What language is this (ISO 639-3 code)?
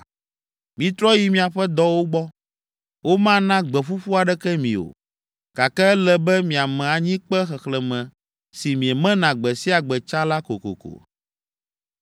ewe